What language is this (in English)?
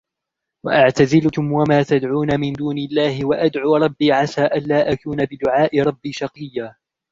Arabic